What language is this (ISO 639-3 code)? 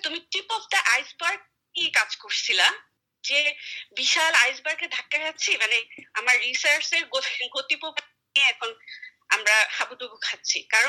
ben